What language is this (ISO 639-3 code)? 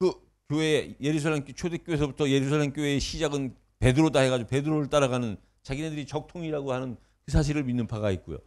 kor